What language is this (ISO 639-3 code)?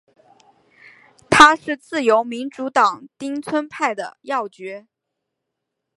zho